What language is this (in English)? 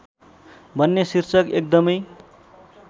Nepali